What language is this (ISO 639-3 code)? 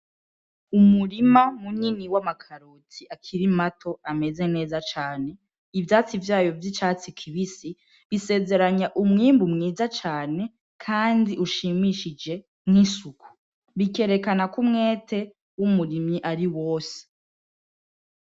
run